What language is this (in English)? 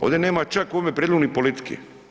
Croatian